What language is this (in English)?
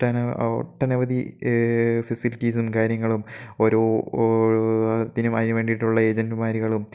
Malayalam